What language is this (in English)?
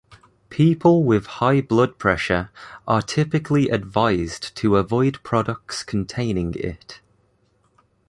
English